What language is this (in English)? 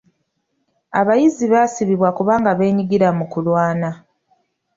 Ganda